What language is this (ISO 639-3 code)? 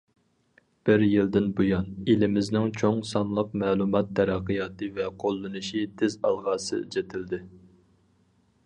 uig